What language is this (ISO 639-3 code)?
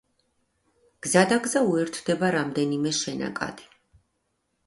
kat